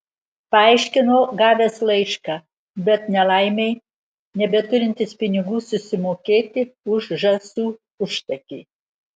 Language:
Lithuanian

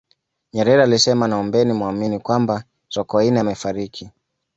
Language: Swahili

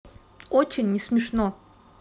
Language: Russian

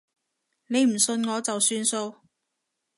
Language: Cantonese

